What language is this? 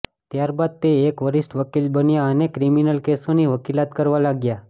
Gujarati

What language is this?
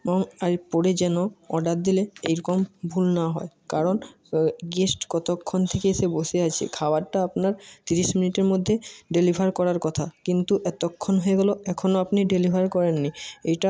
Bangla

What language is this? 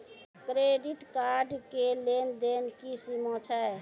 Maithili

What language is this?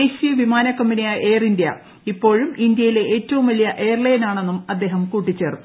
Malayalam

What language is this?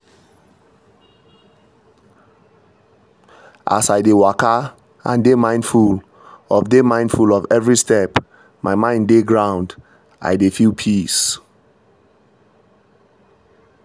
Nigerian Pidgin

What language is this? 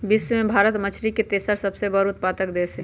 Magahi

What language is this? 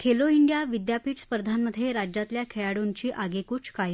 Marathi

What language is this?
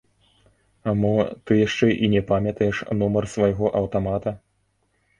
Belarusian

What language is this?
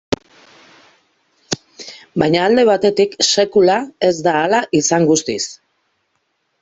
Basque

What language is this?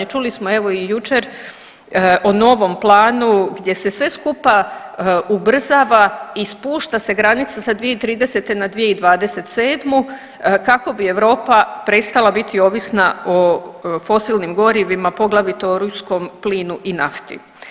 Croatian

